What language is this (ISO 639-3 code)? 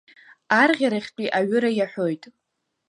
abk